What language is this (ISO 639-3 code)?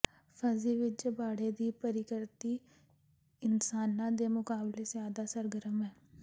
pan